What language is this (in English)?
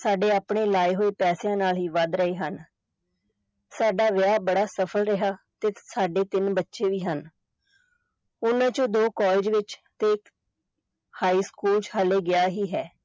Punjabi